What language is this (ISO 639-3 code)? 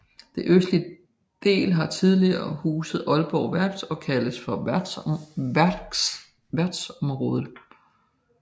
dan